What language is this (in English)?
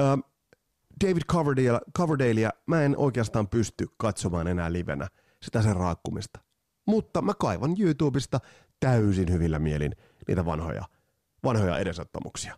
Finnish